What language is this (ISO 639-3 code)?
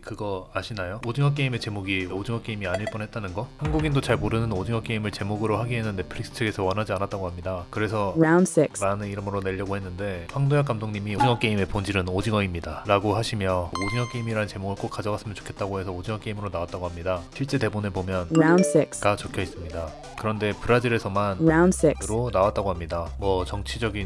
kor